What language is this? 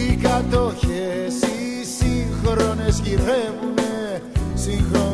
Greek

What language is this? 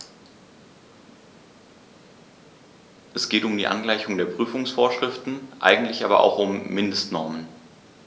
German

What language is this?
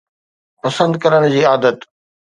Sindhi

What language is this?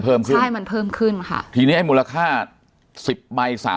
Thai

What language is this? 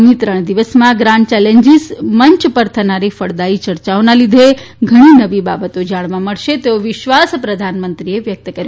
Gujarati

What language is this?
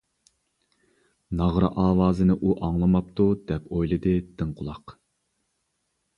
Uyghur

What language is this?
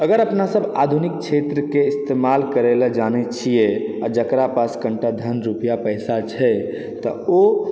Maithili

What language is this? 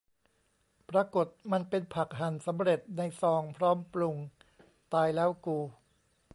Thai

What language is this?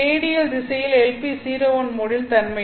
Tamil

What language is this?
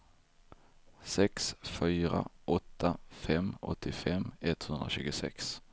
Swedish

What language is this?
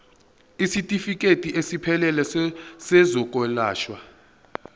Zulu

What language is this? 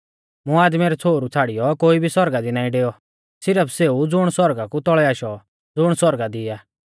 Mahasu Pahari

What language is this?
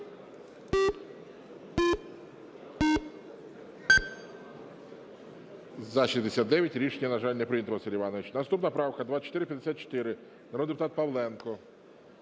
Ukrainian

